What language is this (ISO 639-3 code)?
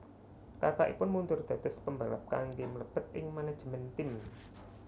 jav